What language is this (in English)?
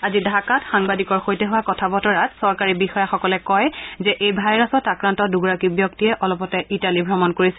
Assamese